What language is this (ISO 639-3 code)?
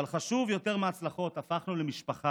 heb